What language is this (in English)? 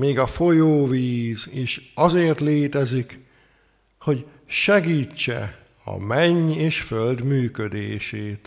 Hungarian